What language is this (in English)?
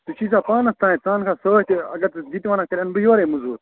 Kashmiri